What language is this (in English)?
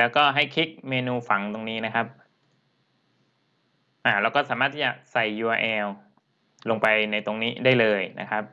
Thai